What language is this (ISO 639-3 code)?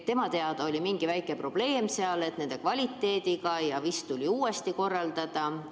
est